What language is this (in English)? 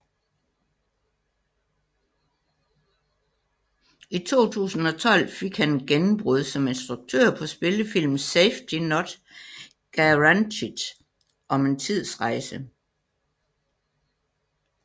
Danish